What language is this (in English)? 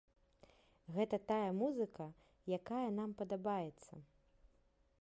Belarusian